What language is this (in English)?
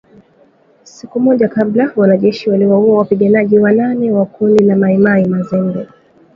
Swahili